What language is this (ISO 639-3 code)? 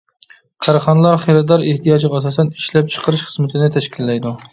uig